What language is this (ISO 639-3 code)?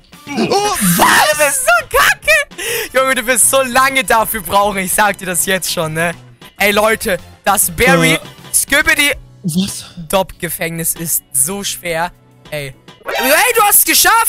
deu